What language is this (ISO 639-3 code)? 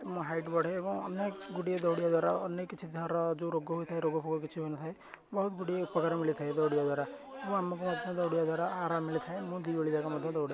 ori